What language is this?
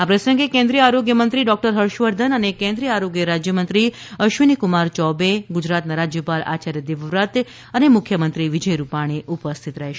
Gujarati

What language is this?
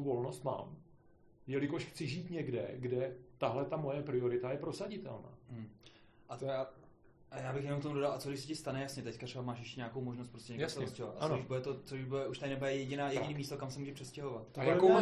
Czech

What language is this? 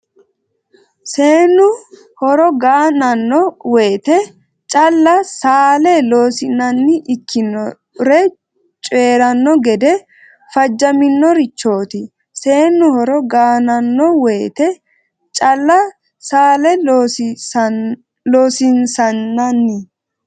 Sidamo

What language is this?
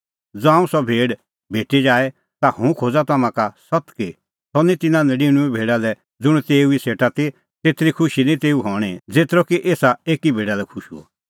Kullu Pahari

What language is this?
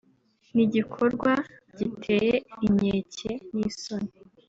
Kinyarwanda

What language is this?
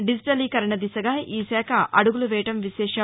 Telugu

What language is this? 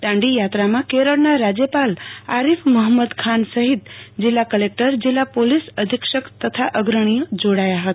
Gujarati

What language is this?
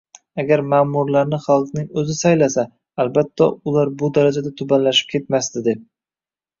Uzbek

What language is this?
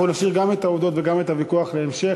Hebrew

